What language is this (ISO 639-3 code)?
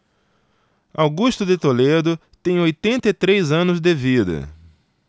por